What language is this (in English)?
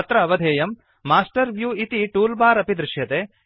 Sanskrit